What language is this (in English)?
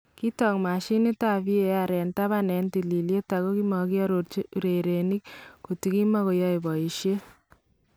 Kalenjin